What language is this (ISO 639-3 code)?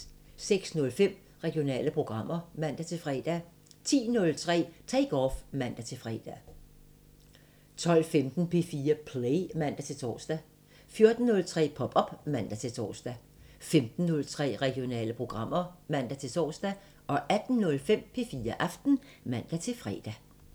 dan